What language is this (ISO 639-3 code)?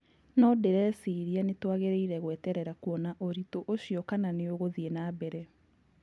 kik